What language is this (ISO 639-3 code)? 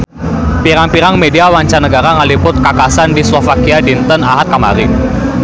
sun